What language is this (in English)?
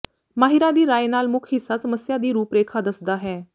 Punjabi